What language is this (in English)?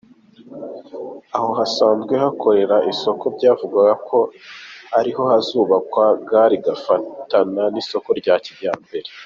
Kinyarwanda